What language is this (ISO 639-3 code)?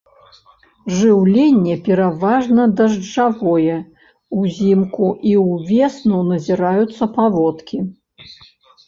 bel